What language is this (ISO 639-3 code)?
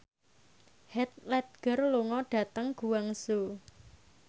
jav